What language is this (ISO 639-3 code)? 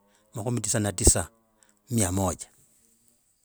rag